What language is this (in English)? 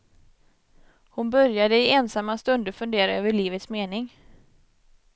Swedish